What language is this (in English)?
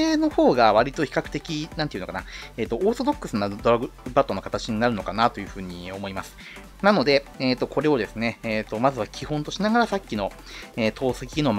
Japanese